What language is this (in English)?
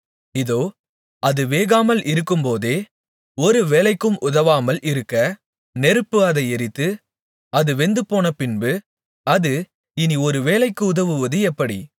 Tamil